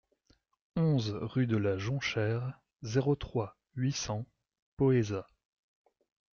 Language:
French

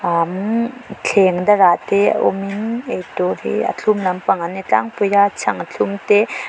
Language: Mizo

